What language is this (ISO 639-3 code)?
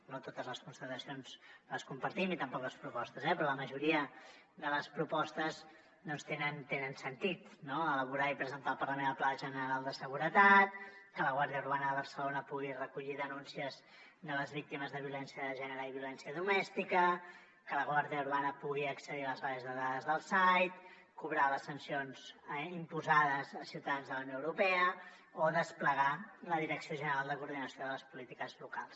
cat